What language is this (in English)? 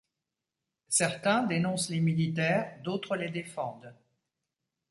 French